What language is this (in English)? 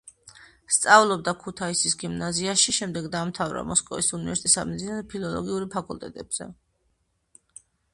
Georgian